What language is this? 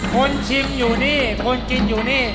Thai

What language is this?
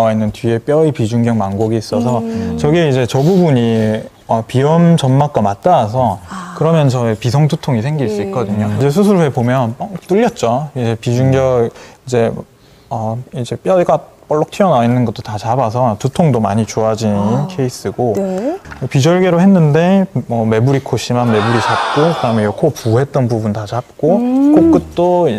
Korean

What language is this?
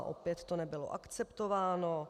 Czech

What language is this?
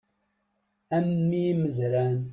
Kabyle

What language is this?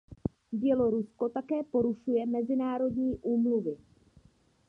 Czech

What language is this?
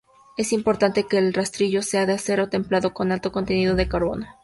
Spanish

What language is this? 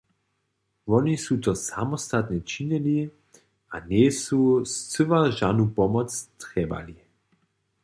Upper Sorbian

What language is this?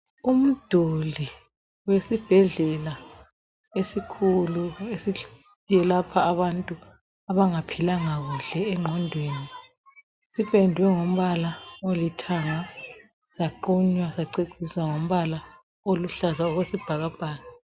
North Ndebele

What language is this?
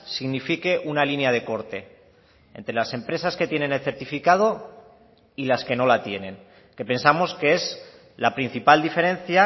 Spanish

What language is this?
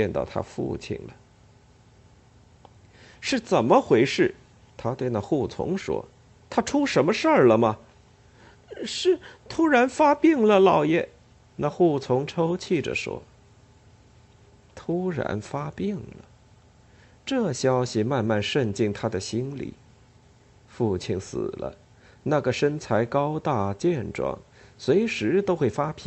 Chinese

